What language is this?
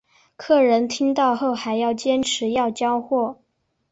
Chinese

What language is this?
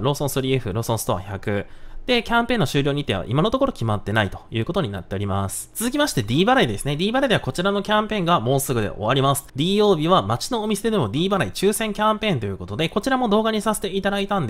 Japanese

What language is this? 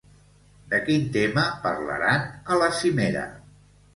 Catalan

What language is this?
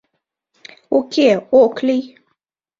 Mari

